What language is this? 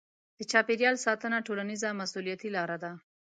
Pashto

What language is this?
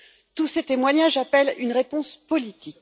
French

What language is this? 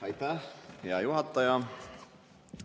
Estonian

